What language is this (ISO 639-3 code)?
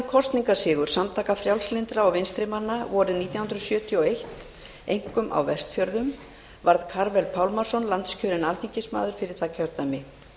isl